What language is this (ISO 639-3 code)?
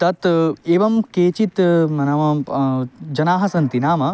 san